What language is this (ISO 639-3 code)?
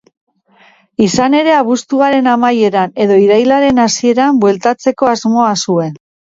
eus